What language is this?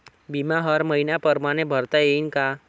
Marathi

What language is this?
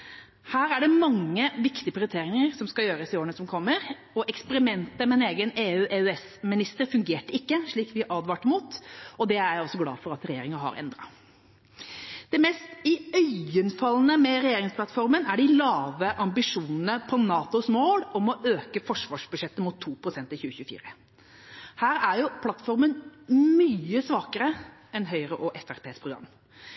Norwegian Bokmål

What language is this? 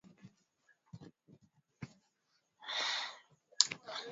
Swahili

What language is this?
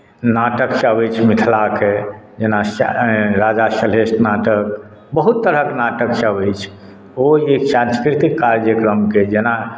Maithili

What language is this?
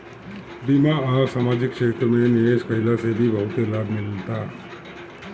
Bhojpuri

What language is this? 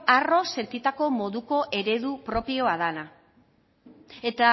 Basque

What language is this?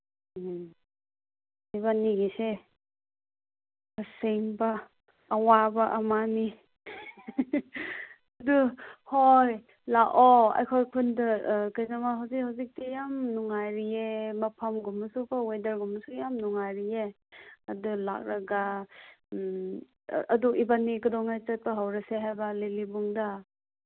Manipuri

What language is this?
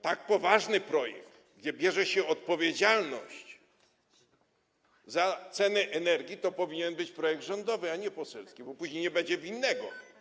Polish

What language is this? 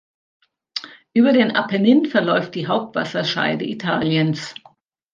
German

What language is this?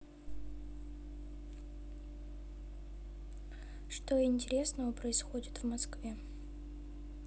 Russian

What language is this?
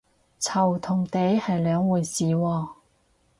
Cantonese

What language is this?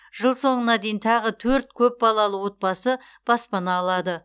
Kazakh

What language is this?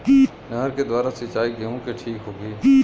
Bhojpuri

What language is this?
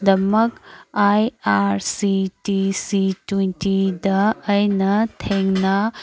Manipuri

